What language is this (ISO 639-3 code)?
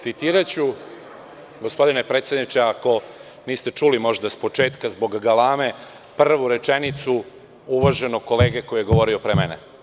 srp